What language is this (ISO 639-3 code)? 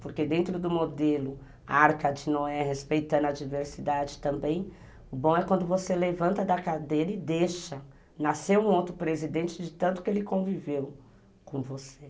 por